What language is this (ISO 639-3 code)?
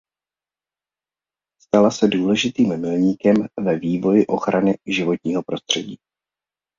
ces